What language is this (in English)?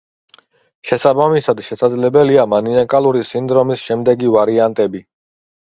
Georgian